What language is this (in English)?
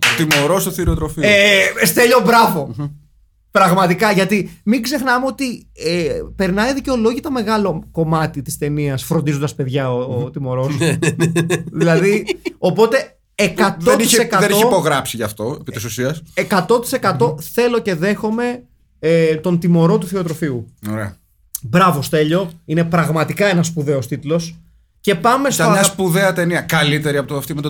Greek